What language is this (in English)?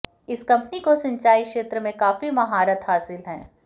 Hindi